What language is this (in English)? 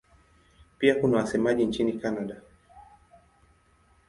Swahili